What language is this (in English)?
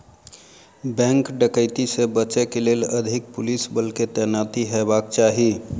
Maithili